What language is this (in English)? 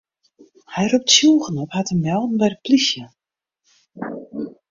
Western Frisian